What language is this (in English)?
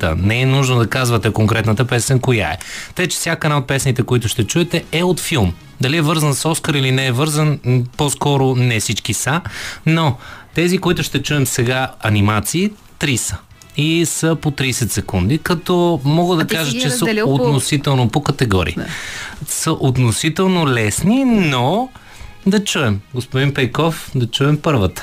Bulgarian